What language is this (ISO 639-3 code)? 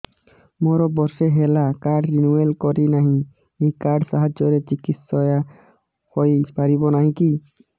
ori